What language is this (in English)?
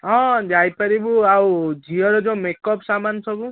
Odia